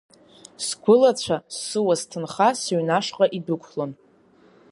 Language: Abkhazian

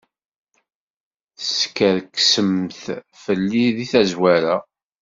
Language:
Kabyle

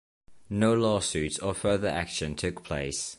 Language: English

